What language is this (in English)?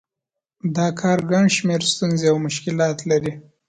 Pashto